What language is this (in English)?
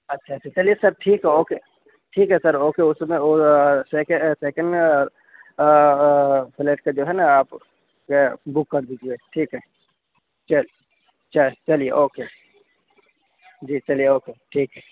Urdu